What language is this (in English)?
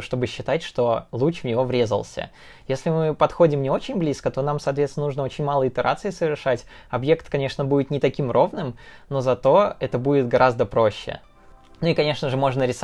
Russian